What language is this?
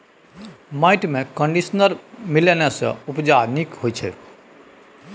Maithili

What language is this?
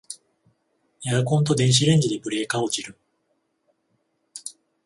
Japanese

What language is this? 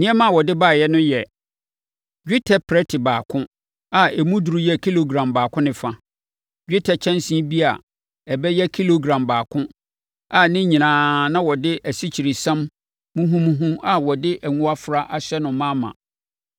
Akan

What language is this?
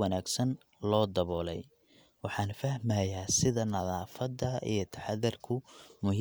Somali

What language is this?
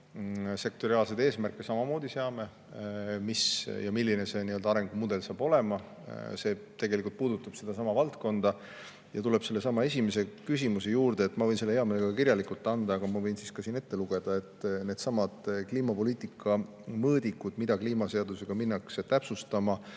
Estonian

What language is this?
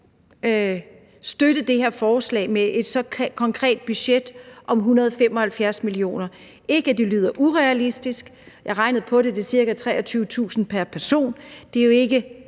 Danish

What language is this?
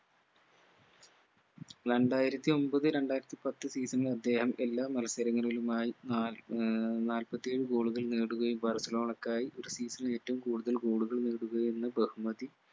Malayalam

